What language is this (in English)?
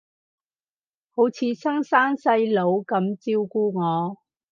Cantonese